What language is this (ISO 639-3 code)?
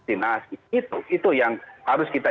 ind